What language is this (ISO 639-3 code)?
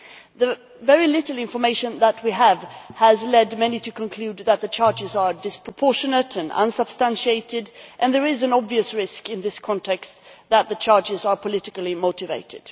eng